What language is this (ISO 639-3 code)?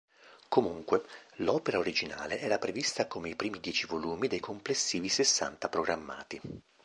ita